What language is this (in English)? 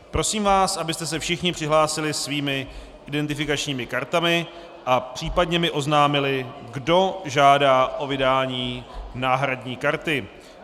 Czech